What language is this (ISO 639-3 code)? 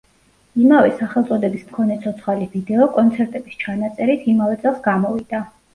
kat